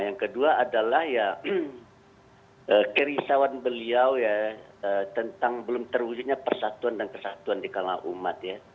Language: Indonesian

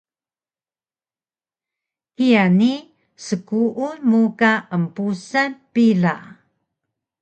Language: Taroko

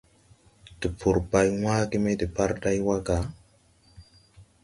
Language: Tupuri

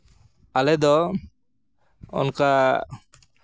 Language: Santali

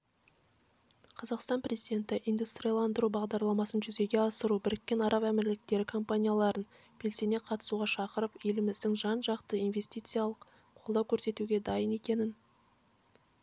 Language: Kazakh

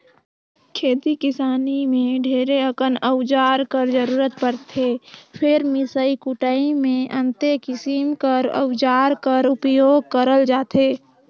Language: Chhattisgarhi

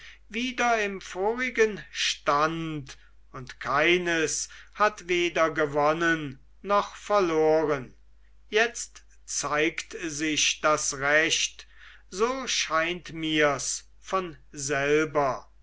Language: German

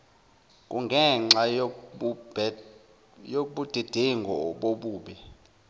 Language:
Zulu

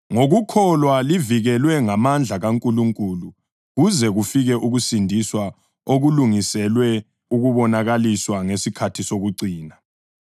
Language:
North Ndebele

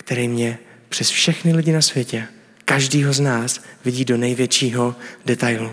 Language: Czech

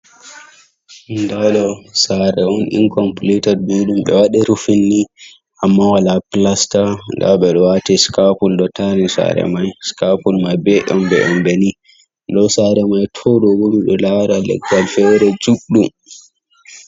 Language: Fula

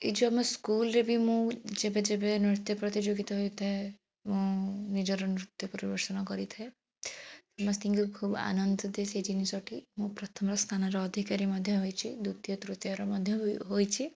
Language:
Odia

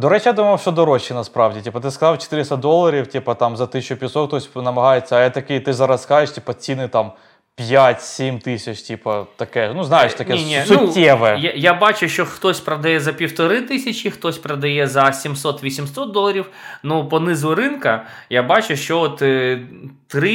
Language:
Ukrainian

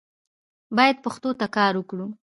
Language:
Pashto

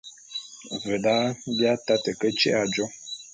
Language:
Bulu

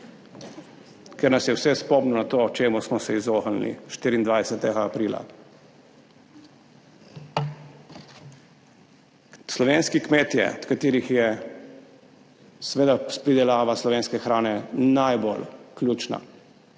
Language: Slovenian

